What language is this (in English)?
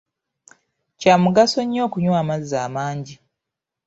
Ganda